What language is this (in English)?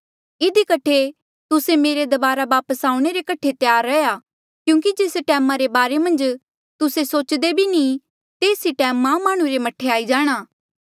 Mandeali